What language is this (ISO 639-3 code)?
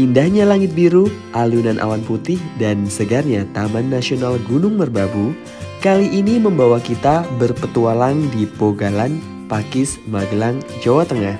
ind